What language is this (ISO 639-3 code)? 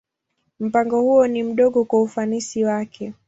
swa